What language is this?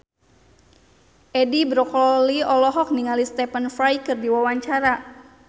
Sundanese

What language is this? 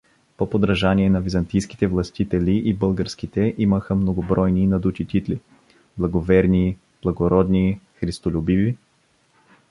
Bulgarian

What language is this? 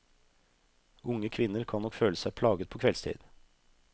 Norwegian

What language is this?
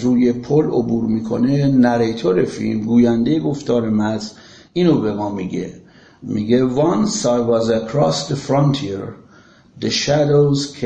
Persian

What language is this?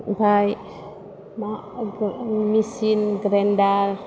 Bodo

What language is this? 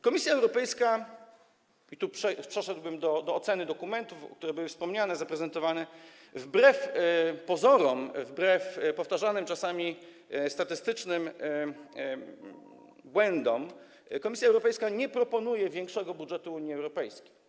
Polish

